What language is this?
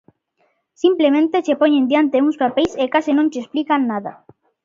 Galician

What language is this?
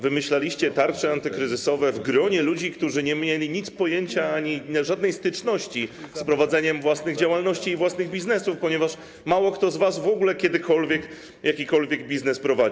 Polish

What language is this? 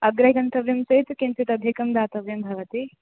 Sanskrit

